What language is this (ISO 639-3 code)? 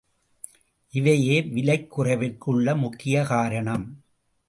tam